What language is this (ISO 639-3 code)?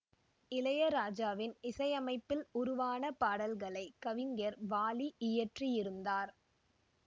tam